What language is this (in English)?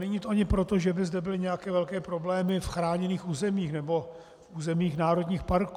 Czech